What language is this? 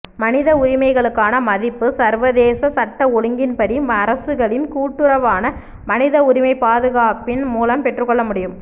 Tamil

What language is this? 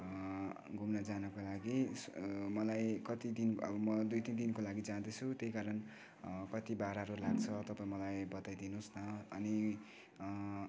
Nepali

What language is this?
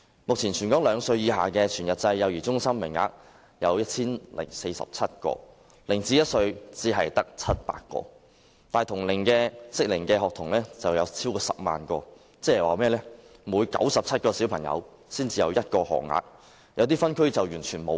Cantonese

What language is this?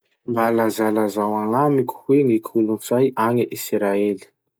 Masikoro Malagasy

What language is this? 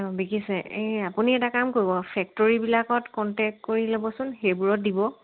Assamese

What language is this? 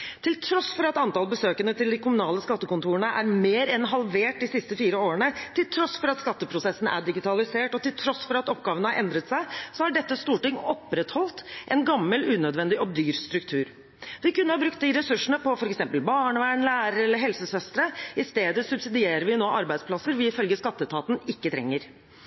Norwegian Bokmål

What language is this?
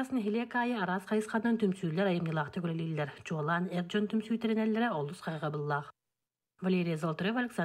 Turkish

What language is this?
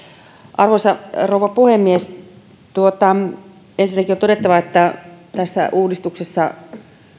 Finnish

